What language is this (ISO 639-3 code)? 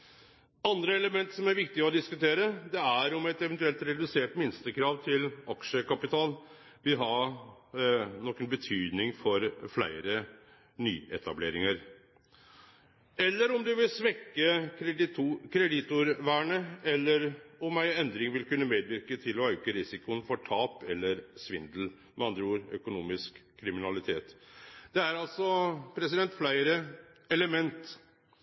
nno